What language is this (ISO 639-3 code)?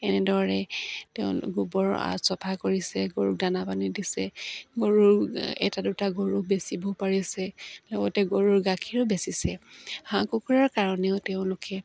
asm